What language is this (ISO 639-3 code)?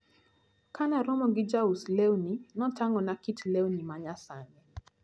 luo